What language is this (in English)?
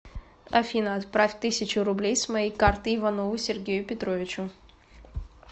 Russian